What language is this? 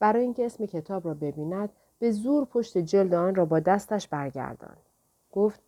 Persian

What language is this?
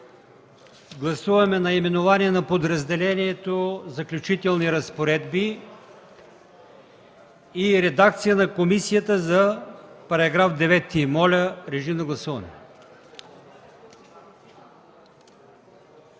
Bulgarian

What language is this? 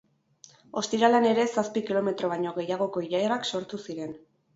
Basque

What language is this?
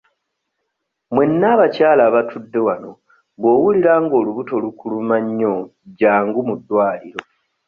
Ganda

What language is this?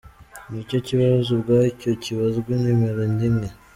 Kinyarwanda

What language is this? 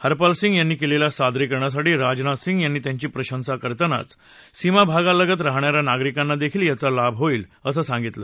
Marathi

